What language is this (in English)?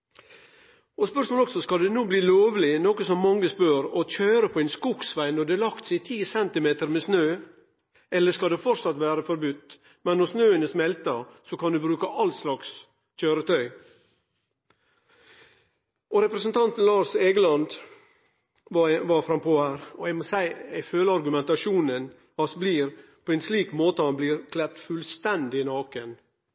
Norwegian Nynorsk